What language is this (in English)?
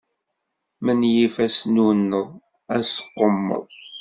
Kabyle